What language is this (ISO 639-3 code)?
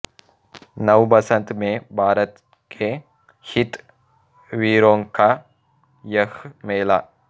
tel